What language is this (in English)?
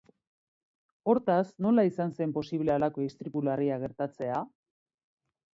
Basque